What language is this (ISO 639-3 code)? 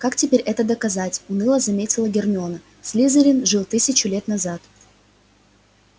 rus